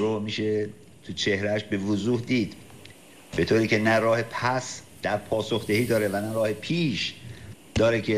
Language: Persian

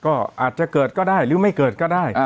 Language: Thai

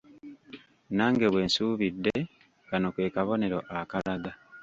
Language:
Ganda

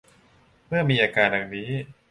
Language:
Thai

